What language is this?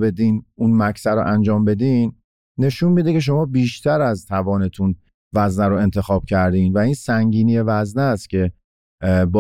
Persian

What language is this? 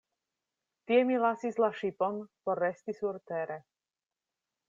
Esperanto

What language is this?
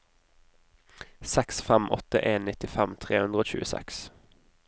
Norwegian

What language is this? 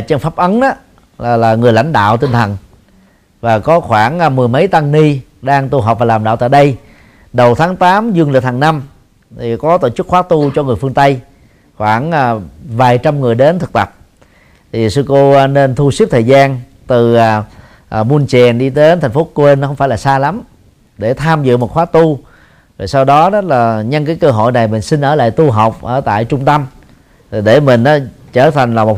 Vietnamese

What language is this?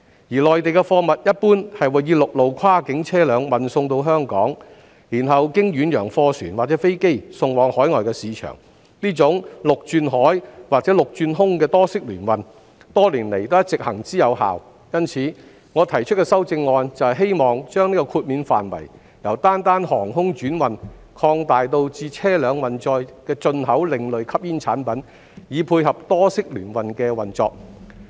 Cantonese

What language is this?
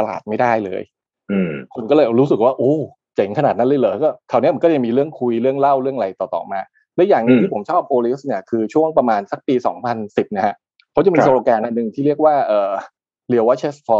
Thai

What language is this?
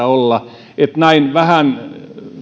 Finnish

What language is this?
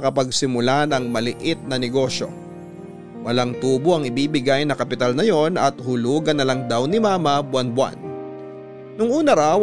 Filipino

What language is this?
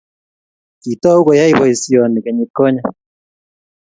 Kalenjin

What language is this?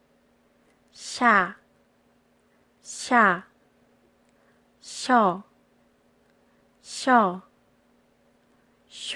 Korean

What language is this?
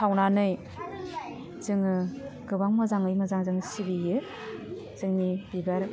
Bodo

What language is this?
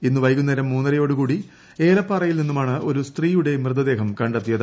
Malayalam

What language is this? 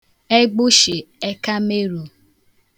Igbo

